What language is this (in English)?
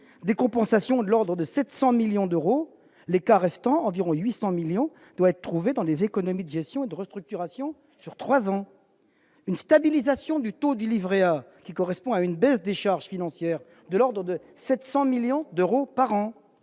French